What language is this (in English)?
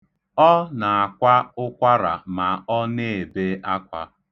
Igbo